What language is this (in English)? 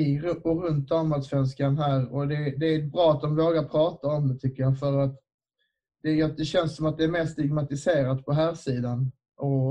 Swedish